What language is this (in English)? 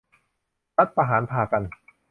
Thai